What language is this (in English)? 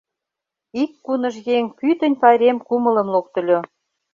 Mari